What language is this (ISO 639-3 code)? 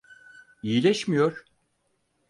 tur